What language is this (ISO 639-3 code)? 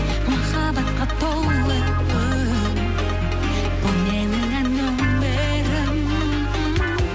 kaz